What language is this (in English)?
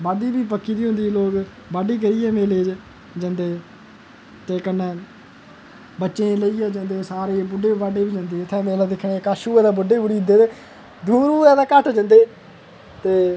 Dogri